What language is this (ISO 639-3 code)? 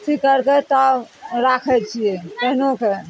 mai